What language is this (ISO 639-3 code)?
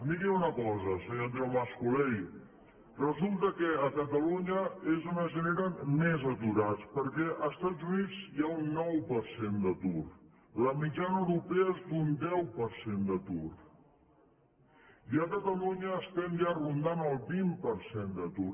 cat